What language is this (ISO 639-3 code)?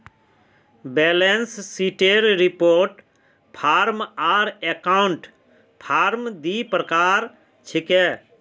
mag